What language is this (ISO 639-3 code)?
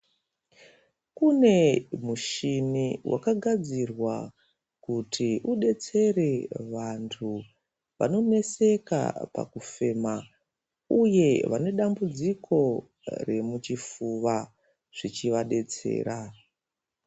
ndc